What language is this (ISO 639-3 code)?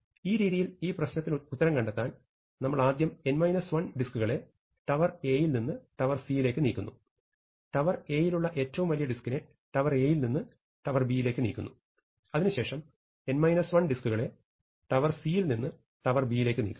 mal